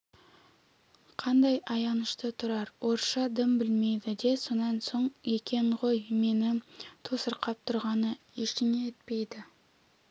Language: Kazakh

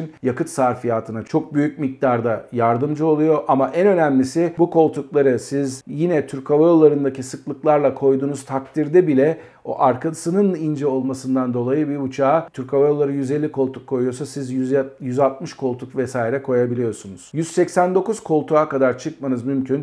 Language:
Turkish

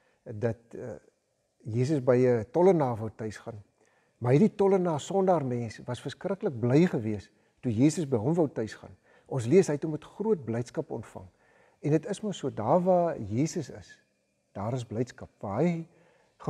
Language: Dutch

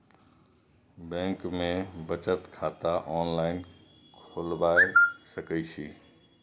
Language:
Maithili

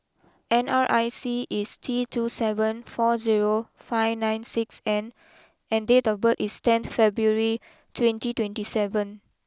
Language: English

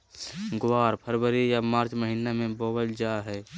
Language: Magahi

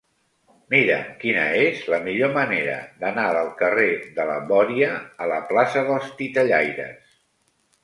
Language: Catalan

